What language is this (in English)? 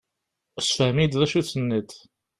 Kabyle